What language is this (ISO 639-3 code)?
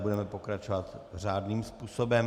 ces